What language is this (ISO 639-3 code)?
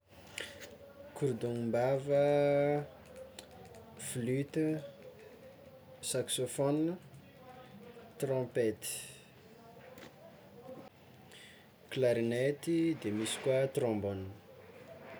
xmw